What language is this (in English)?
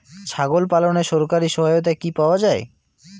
Bangla